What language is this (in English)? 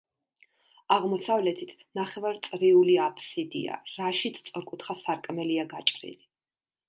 Georgian